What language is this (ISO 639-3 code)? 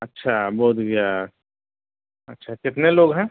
urd